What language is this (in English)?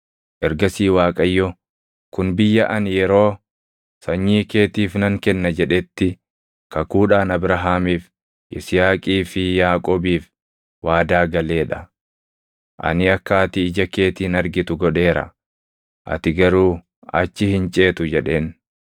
Oromo